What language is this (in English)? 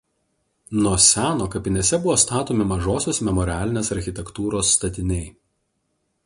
Lithuanian